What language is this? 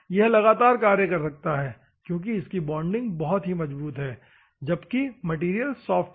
Hindi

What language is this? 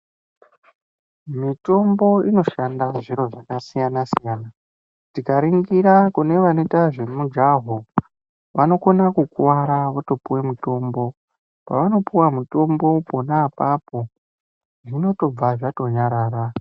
Ndau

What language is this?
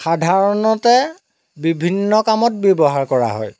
Assamese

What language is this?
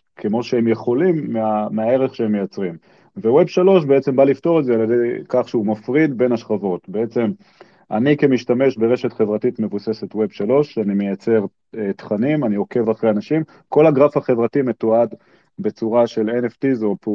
Hebrew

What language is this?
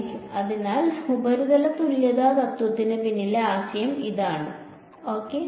Malayalam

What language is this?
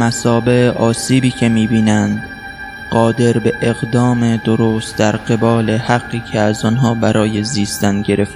Persian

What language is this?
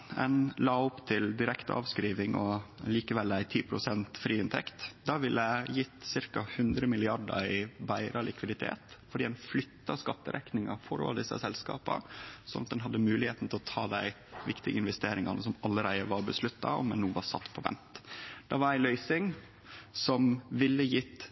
Norwegian Nynorsk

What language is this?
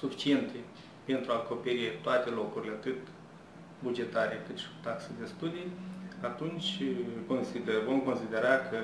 Romanian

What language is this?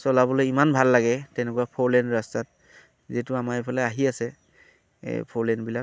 Assamese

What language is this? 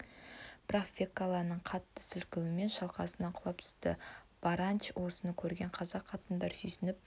Kazakh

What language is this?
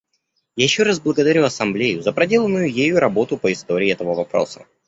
Russian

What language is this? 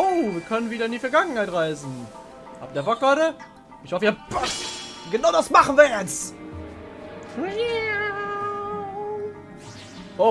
German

